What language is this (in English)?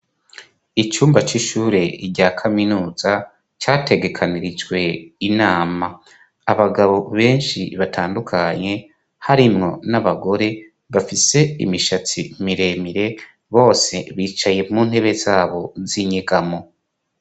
Rundi